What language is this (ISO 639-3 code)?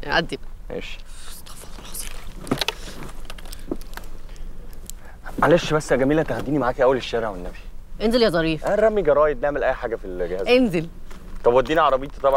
ara